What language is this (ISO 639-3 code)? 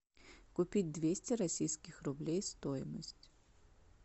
rus